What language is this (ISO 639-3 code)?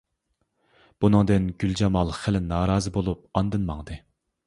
uig